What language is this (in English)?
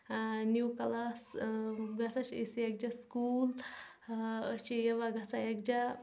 Kashmiri